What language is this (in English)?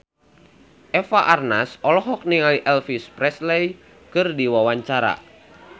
Sundanese